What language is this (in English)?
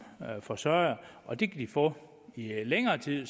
Danish